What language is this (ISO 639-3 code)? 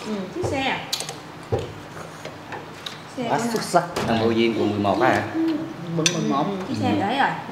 vie